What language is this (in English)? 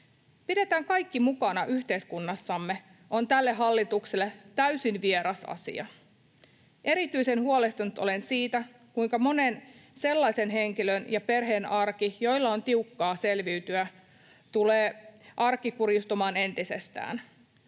Finnish